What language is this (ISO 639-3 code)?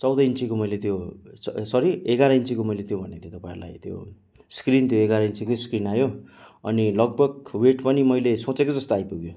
nep